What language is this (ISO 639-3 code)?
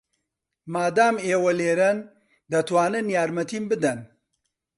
ckb